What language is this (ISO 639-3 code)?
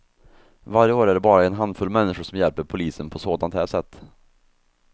swe